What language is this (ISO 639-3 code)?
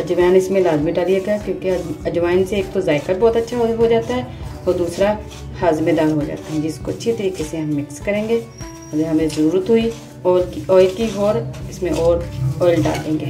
hin